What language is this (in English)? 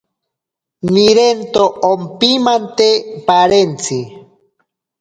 Ashéninka Perené